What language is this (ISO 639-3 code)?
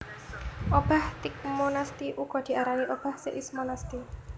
jav